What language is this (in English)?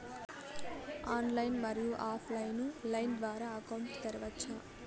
Telugu